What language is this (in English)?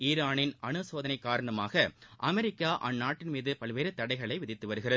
Tamil